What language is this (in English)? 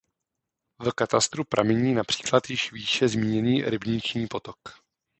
Czech